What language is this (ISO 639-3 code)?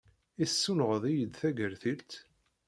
kab